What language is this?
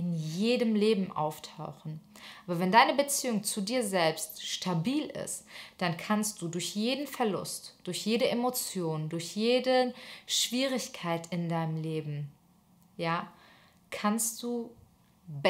German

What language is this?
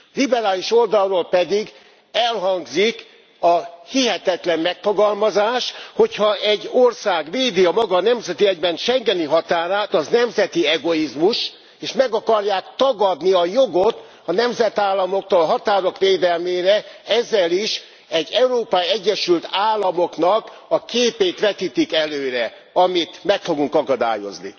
Hungarian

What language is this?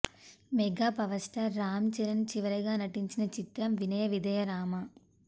Telugu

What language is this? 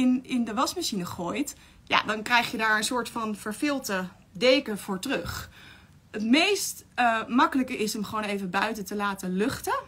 Dutch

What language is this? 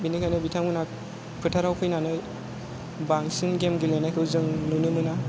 Bodo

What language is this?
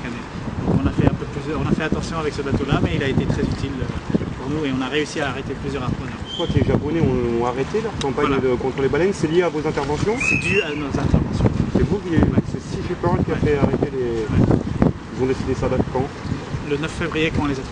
French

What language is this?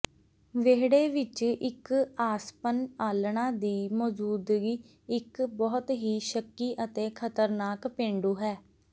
Punjabi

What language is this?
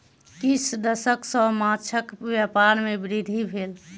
Maithili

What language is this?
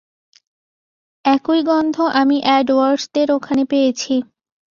Bangla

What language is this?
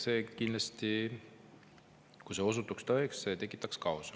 Estonian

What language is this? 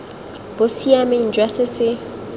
Tswana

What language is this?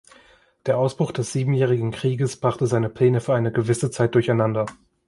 German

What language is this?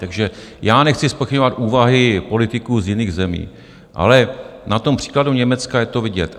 Czech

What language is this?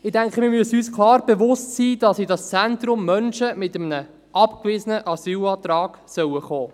Swiss German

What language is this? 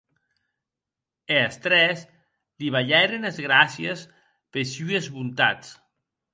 Occitan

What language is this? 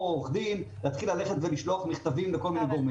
Hebrew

